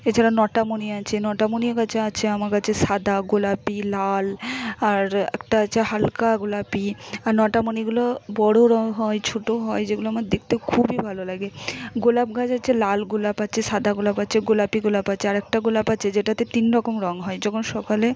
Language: Bangla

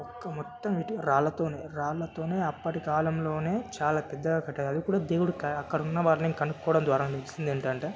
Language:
Telugu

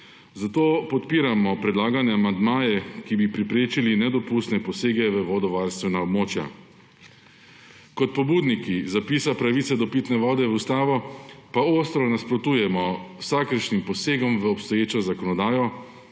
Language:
Slovenian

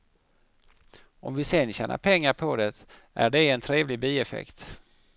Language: Swedish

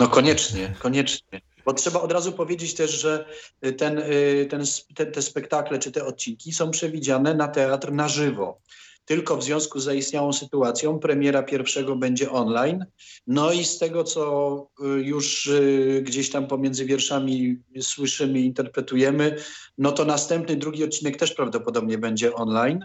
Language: Polish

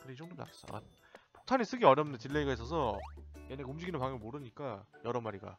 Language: Korean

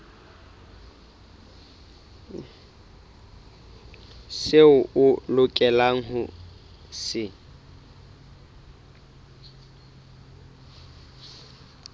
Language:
Southern Sotho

